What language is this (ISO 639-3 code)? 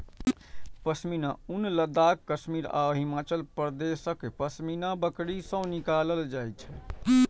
mai